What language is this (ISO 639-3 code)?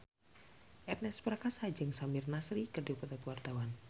sun